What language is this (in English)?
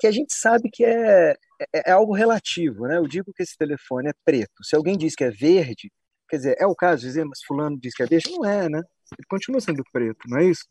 Portuguese